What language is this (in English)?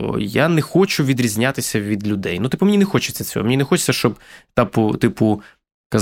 Ukrainian